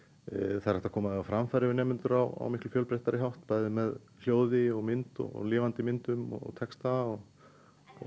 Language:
Icelandic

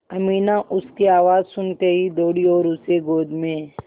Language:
Hindi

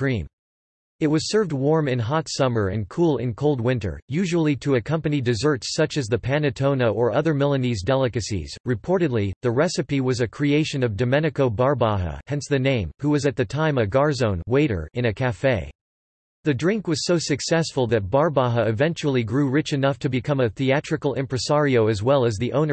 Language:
English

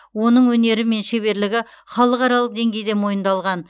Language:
Kazakh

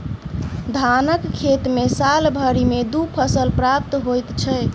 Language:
Maithili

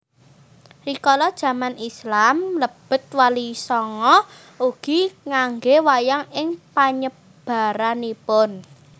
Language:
Javanese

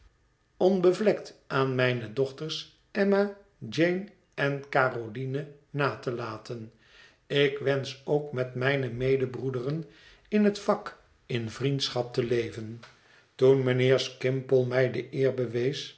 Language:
Dutch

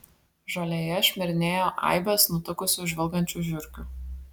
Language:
Lithuanian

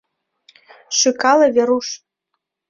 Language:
Mari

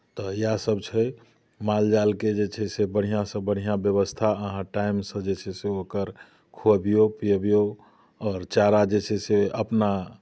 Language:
Maithili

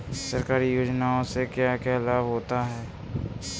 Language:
Hindi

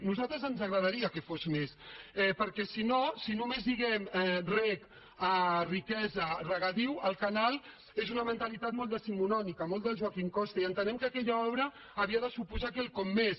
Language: Catalan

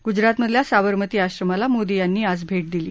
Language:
Marathi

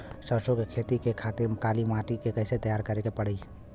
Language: Bhojpuri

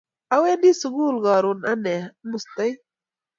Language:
Kalenjin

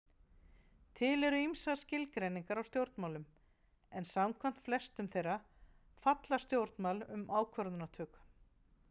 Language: Icelandic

